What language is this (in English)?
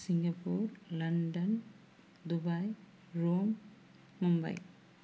Telugu